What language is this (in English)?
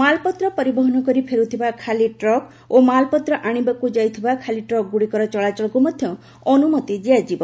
Odia